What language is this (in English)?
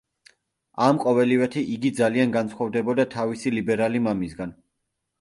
Georgian